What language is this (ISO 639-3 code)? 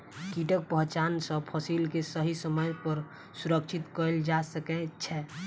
mai